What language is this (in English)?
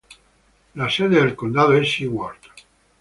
Spanish